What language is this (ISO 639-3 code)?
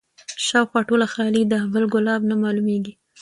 pus